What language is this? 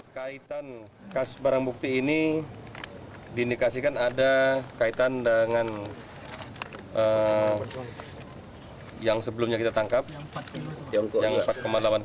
Indonesian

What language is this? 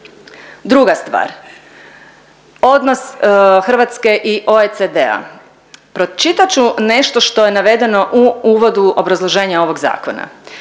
Croatian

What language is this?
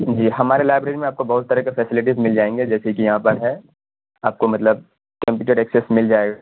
Urdu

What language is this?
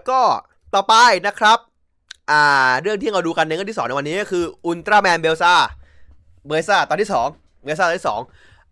Thai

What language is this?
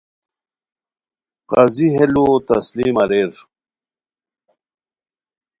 Khowar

